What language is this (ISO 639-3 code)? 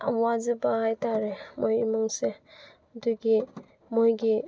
mni